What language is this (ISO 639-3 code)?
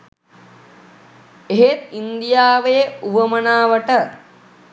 sin